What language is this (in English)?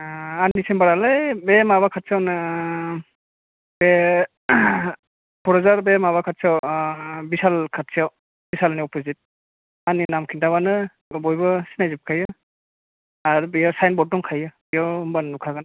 Bodo